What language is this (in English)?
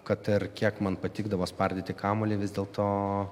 Lithuanian